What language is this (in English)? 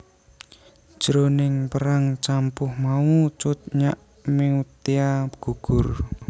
Javanese